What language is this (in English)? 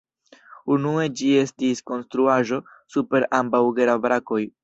Esperanto